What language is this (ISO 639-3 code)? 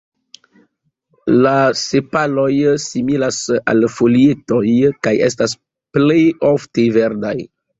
epo